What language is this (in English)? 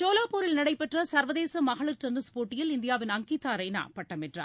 Tamil